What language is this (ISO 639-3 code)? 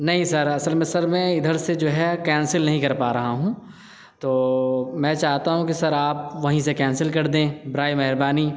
urd